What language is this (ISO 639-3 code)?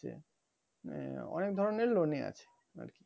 ben